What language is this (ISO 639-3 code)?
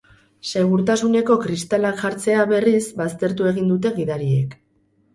eus